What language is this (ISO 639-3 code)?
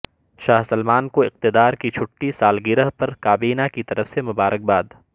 urd